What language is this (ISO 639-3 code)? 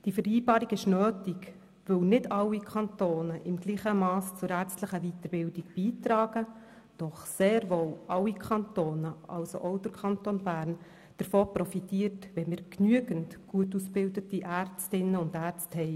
gsw